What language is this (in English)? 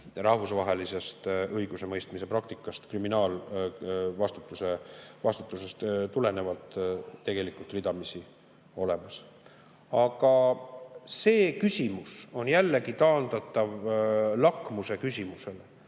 Estonian